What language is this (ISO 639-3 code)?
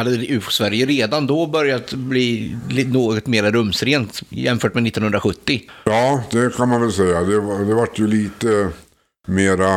swe